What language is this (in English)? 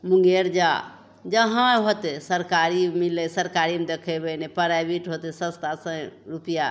Maithili